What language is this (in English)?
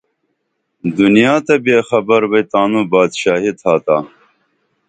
Dameli